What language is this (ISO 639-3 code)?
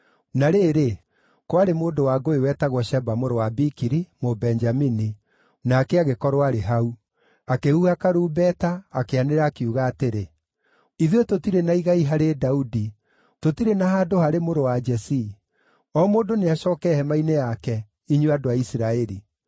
kik